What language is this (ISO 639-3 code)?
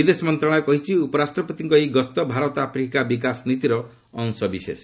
ori